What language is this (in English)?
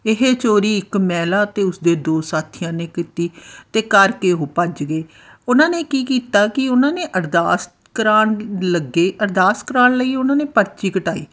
Punjabi